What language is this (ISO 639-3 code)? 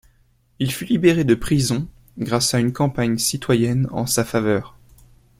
fra